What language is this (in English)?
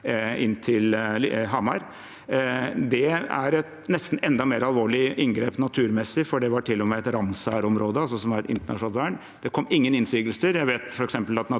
Norwegian